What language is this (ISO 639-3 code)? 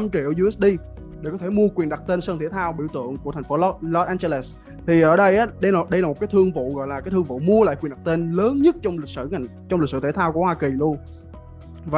vie